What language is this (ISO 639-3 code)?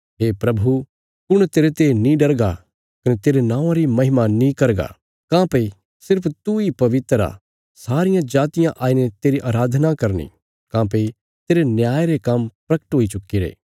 kfs